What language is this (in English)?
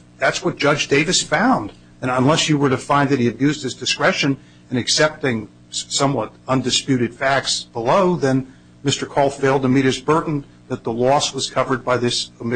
English